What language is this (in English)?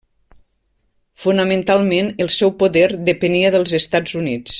Catalan